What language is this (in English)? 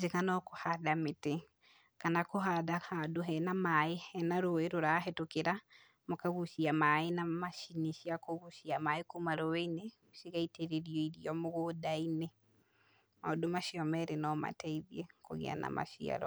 Kikuyu